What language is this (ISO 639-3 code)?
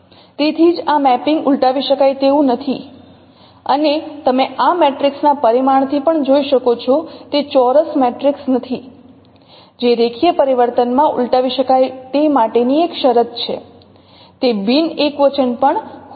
guj